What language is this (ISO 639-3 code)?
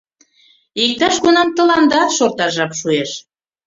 chm